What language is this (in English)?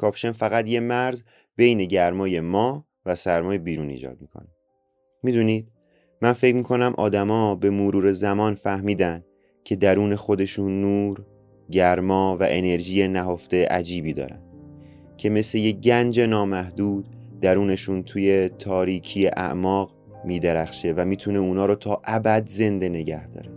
Persian